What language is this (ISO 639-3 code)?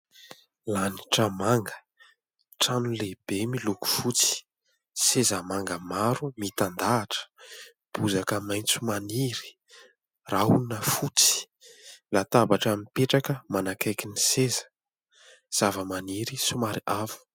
mlg